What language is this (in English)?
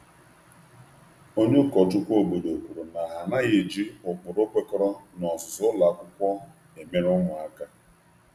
Igbo